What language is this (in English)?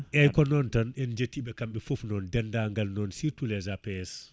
Fula